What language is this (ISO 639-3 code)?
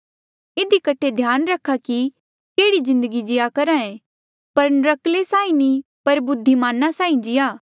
mjl